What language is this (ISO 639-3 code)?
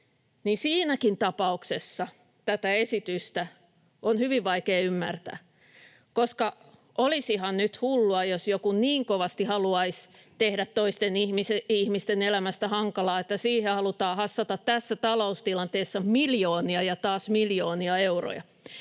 fin